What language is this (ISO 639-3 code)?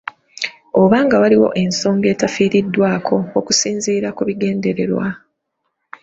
lug